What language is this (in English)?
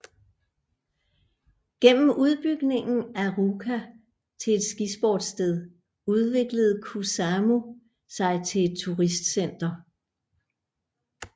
Danish